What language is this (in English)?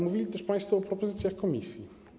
Polish